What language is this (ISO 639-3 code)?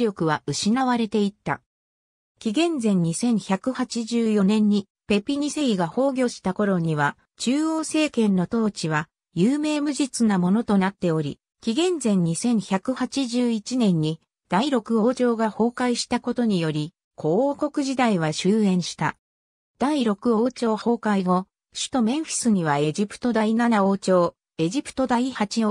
jpn